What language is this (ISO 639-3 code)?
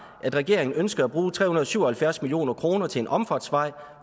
dan